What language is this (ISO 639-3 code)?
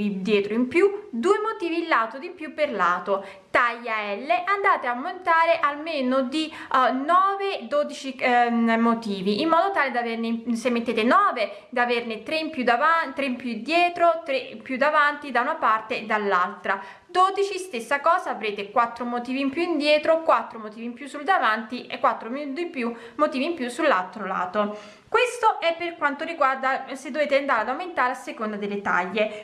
ita